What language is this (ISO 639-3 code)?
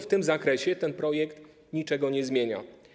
pol